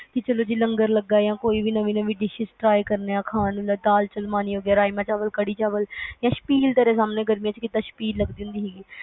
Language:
Punjabi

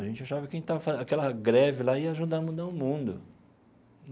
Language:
Portuguese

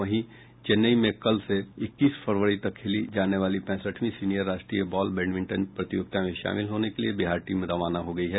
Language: Hindi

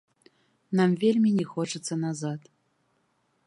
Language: Belarusian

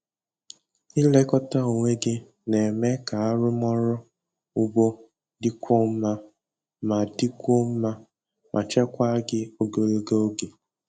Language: Igbo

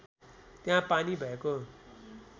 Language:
Nepali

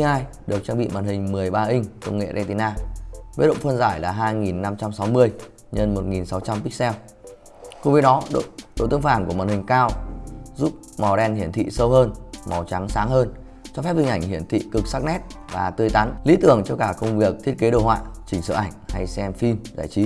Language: Vietnamese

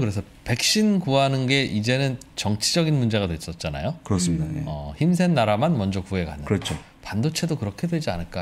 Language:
Korean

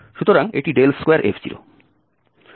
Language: Bangla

